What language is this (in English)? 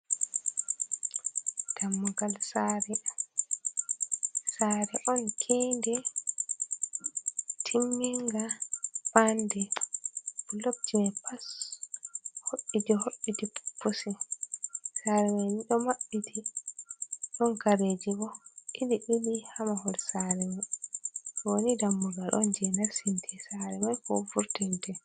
Fula